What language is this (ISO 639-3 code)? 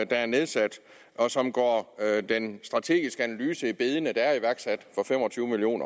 dan